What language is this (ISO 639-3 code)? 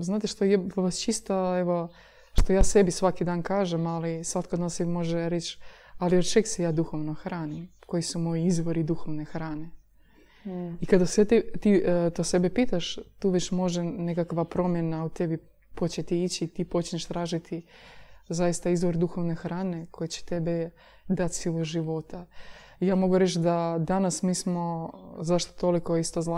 hrv